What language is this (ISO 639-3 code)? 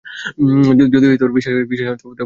ben